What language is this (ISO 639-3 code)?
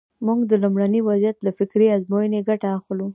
pus